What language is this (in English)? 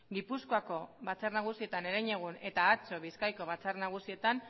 Basque